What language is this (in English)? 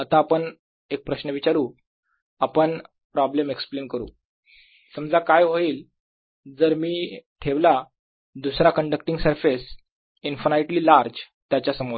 Marathi